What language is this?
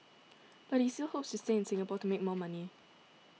English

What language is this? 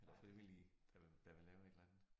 Danish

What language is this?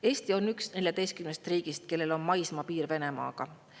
Estonian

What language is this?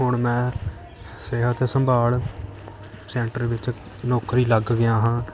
Punjabi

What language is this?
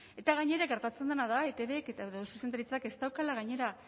Basque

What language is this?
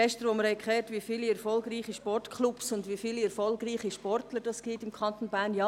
Swiss German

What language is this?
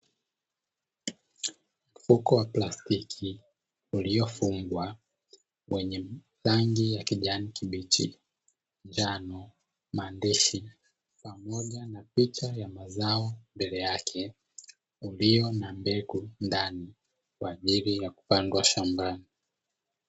Swahili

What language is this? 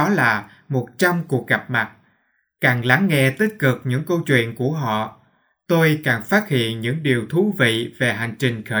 Vietnamese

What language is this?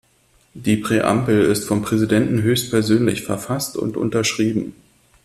German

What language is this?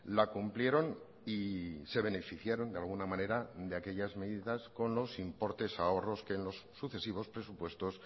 Spanish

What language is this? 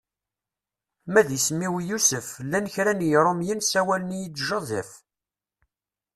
Kabyle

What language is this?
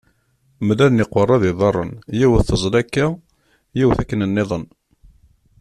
Kabyle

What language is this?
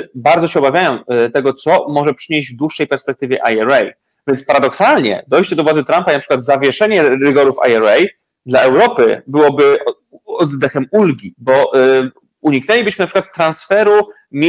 Polish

